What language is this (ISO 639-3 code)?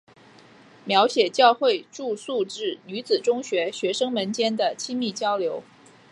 zho